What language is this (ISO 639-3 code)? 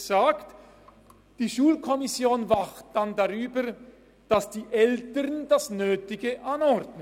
gsw